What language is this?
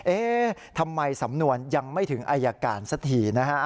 Thai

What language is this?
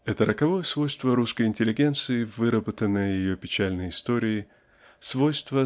Russian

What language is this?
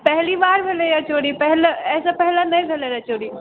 Maithili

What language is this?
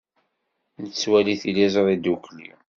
Kabyle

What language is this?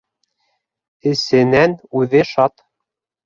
Bashkir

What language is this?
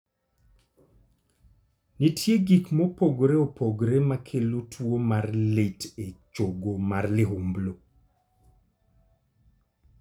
Luo (Kenya and Tanzania)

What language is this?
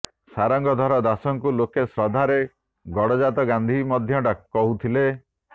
Odia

